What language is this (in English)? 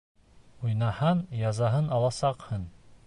Bashkir